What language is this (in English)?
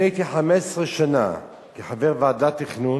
Hebrew